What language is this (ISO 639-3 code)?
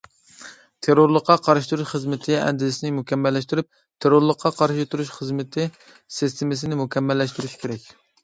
uig